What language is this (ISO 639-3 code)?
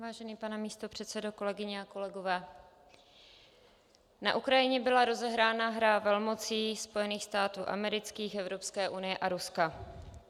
ces